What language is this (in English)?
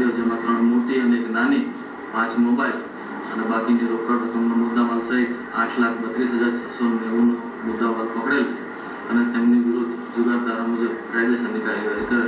Romanian